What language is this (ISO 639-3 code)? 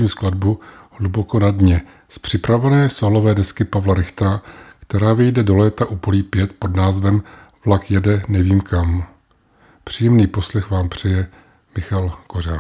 ces